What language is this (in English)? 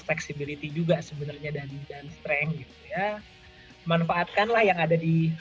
Indonesian